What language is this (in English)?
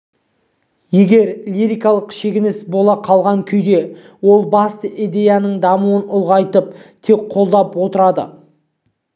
Kazakh